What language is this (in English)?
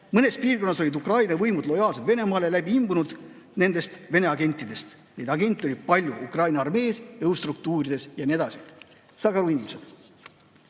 Estonian